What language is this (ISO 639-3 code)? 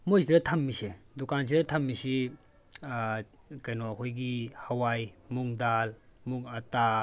mni